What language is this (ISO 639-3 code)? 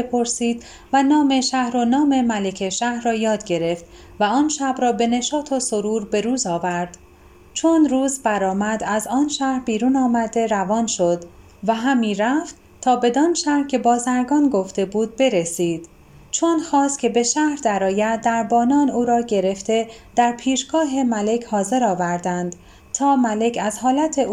fas